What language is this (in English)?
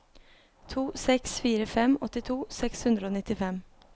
Norwegian